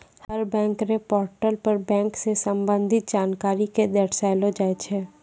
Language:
Maithili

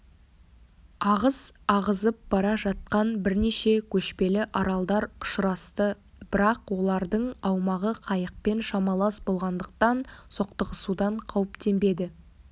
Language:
Kazakh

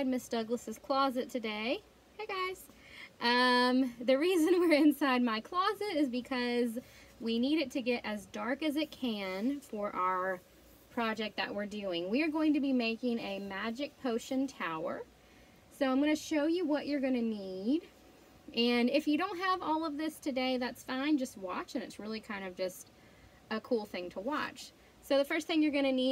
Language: English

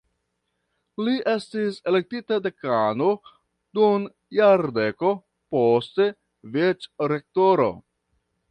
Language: Esperanto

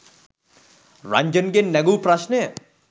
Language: Sinhala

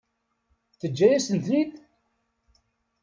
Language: Kabyle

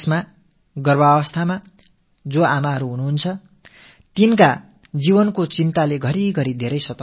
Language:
Tamil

